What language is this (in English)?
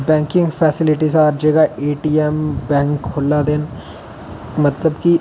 Dogri